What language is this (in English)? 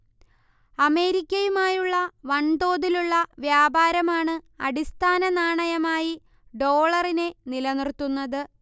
Malayalam